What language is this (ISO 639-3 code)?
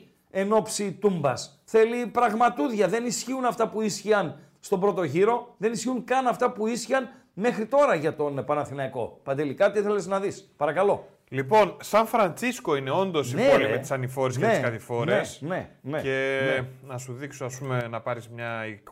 ell